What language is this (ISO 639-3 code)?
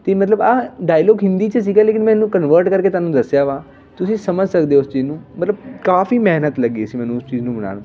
pan